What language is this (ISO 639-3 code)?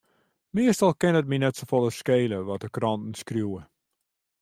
fry